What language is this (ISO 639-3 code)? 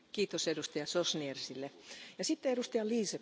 deu